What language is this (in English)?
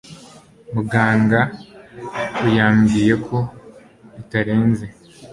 Kinyarwanda